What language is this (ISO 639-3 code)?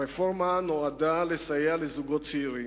heb